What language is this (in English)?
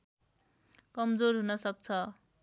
Nepali